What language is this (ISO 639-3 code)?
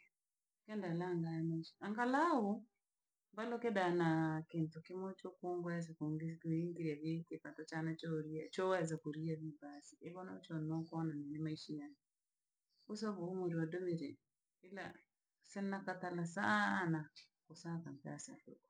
lag